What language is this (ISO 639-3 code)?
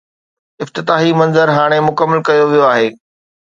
snd